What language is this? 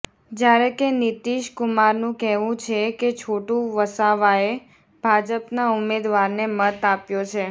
Gujarati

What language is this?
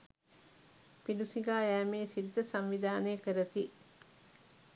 Sinhala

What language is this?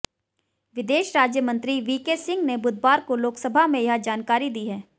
Hindi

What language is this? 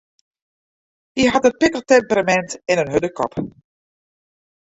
Western Frisian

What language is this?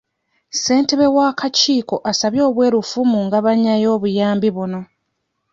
Ganda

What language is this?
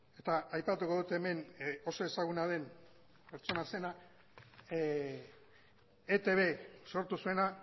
Basque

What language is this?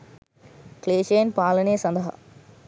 Sinhala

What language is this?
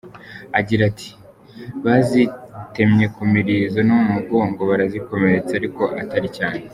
Kinyarwanda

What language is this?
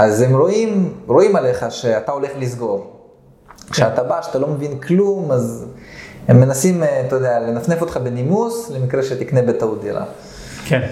Hebrew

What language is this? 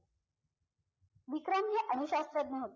Marathi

